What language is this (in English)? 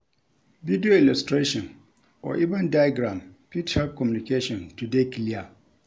Nigerian Pidgin